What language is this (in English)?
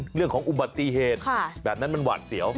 Thai